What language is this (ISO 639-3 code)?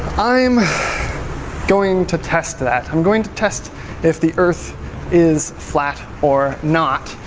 eng